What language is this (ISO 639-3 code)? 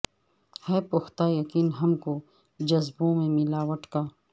urd